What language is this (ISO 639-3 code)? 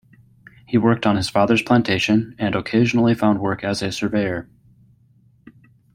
eng